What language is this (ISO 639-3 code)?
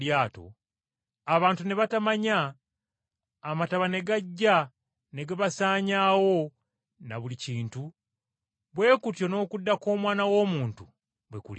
lug